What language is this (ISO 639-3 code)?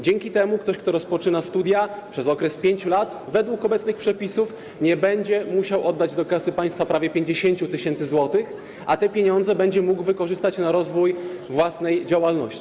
pol